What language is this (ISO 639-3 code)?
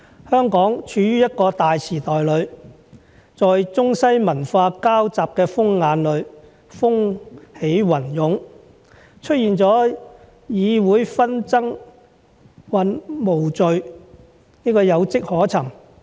yue